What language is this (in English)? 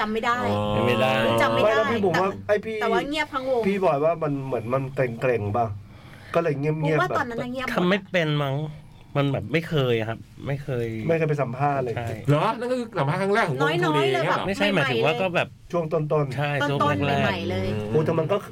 Thai